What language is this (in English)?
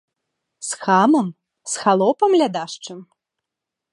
Belarusian